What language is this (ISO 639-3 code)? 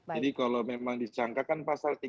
ind